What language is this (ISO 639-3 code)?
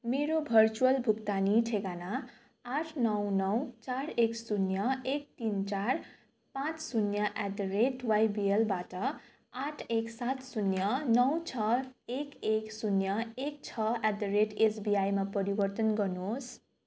nep